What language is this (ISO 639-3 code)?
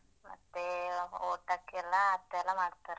kan